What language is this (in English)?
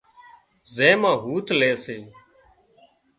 Wadiyara Koli